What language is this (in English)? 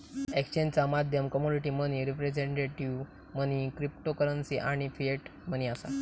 Marathi